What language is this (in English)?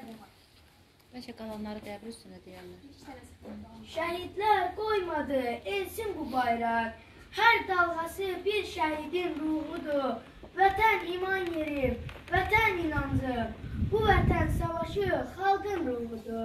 Turkish